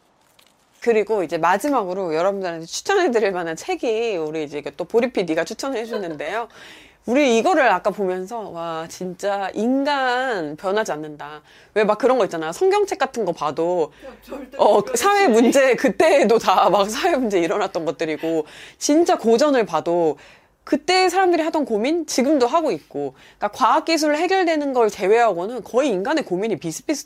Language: Korean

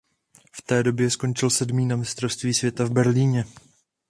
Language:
Czech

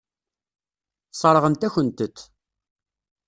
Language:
Kabyle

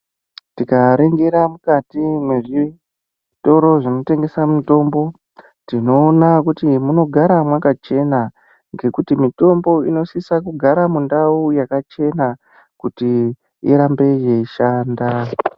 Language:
Ndau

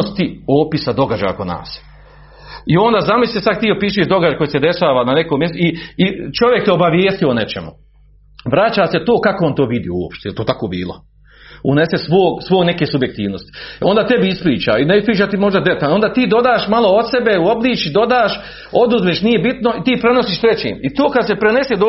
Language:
Croatian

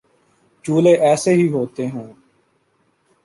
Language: Urdu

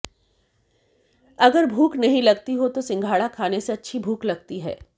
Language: Hindi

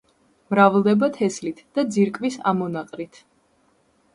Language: Georgian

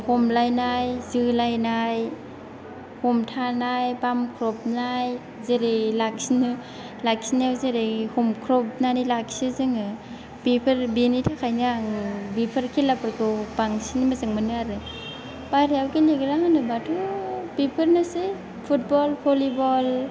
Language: Bodo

